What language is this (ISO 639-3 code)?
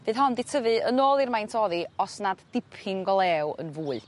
cym